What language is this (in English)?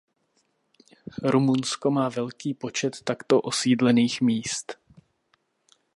Czech